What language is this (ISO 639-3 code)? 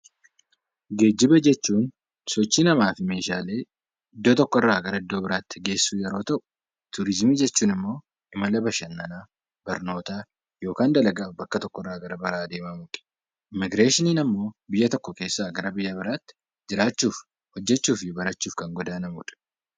orm